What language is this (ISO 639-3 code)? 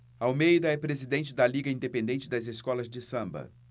por